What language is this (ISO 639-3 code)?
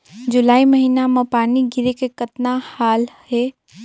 hne